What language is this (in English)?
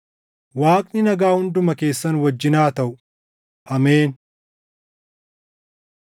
Oromo